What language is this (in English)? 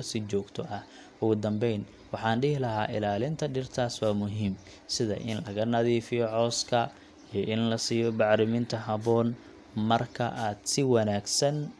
Somali